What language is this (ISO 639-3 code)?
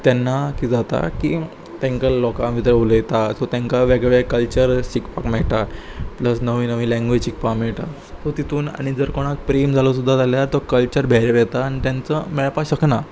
kok